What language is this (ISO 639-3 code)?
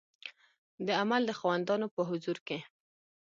pus